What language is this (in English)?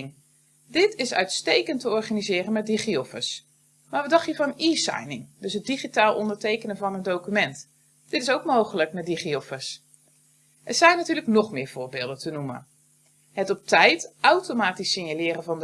Dutch